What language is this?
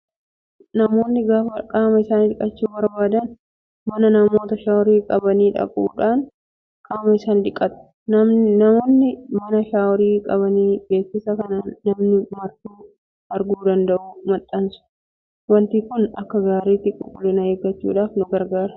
Oromo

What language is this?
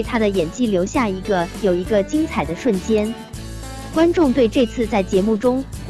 Chinese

